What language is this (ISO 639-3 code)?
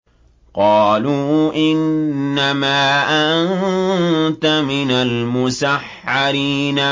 ara